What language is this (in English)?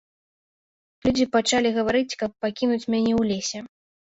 Belarusian